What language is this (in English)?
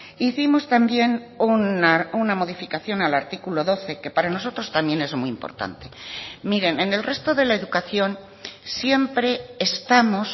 Spanish